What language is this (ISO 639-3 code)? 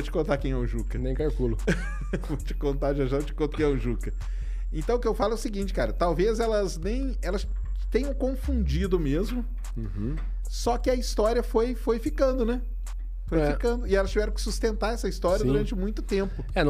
por